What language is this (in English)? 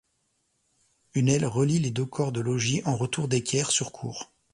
French